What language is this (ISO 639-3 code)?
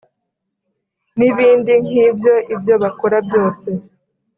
kin